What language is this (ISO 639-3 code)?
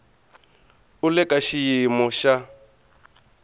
tso